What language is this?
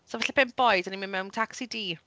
Welsh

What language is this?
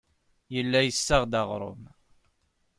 Kabyle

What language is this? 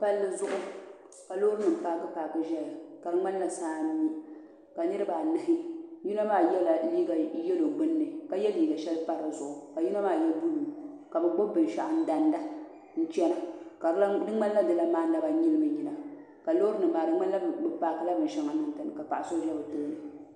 Dagbani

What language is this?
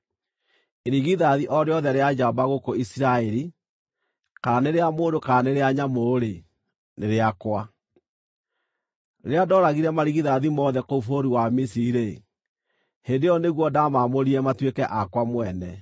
Kikuyu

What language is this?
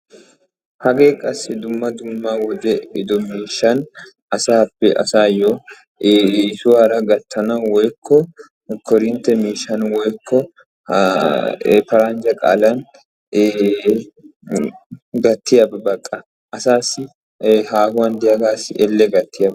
Wolaytta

